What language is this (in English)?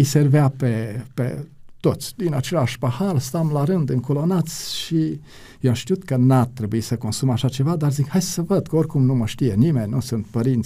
Romanian